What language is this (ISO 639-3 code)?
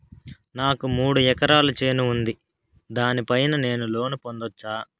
tel